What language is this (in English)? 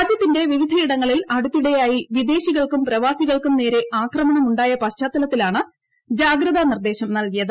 Malayalam